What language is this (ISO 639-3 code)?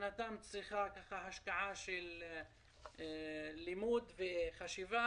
heb